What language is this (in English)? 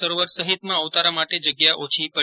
Gujarati